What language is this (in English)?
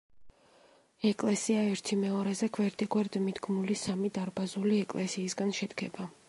Georgian